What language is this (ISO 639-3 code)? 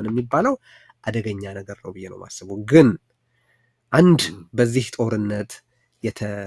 ara